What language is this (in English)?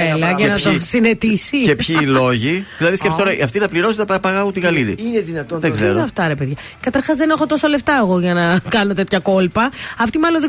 Greek